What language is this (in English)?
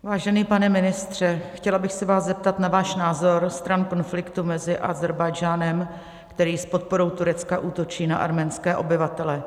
Czech